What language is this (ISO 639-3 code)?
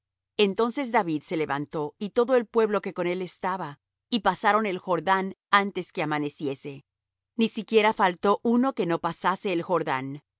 spa